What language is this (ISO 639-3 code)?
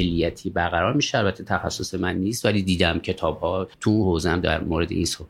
fas